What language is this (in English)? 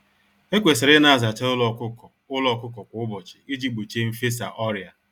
Igbo